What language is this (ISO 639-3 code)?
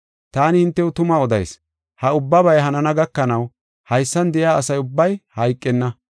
gof